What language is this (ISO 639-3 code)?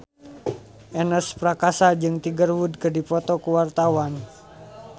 sun